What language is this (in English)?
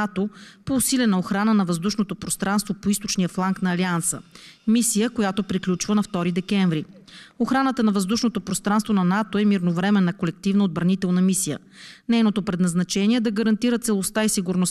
Bulgarian